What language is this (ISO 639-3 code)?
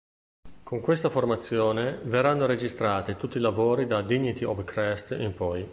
ita